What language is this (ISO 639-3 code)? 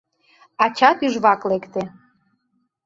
chm